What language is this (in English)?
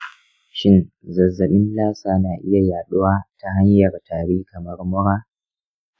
Hausa